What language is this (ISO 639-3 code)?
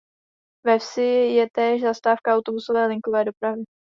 ces